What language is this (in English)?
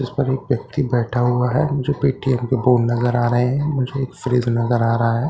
Hindi